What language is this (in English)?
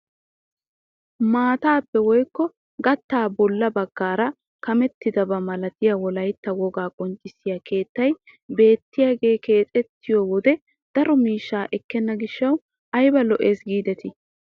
Wolaytta